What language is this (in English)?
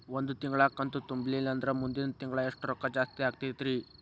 Kannada